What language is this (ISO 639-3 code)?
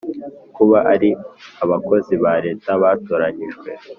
kin